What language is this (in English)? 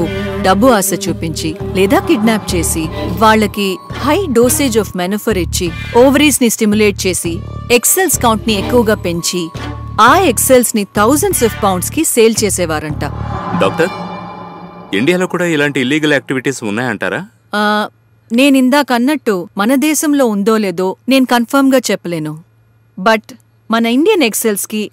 Telugu